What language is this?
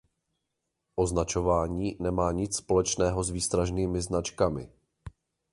Czech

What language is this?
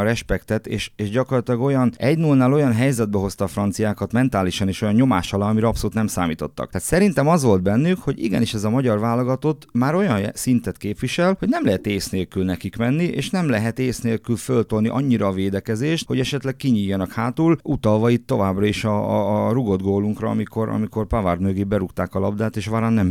Hungarian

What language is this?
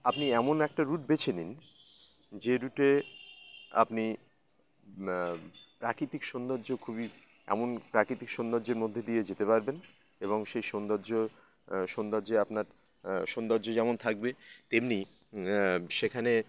Bangla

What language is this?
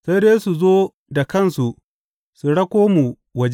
Hausa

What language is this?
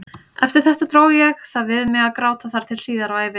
Icelandic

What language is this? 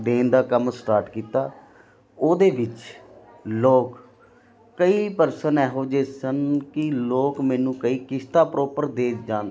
Punjabi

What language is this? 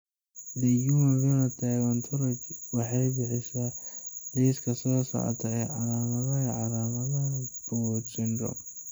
Somali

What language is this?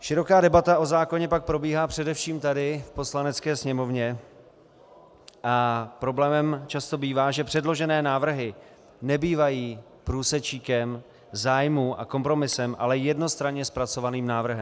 Czech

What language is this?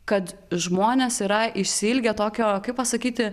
Lithuanian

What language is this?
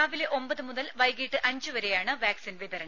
Malayalam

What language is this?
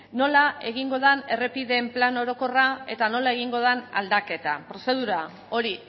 Basque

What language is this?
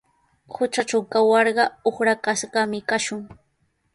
Sihuas Ancash Quechua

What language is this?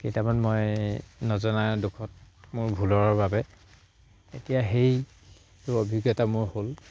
Assamese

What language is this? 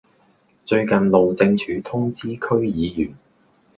Cantonese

